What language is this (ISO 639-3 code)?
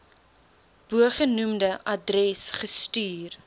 afr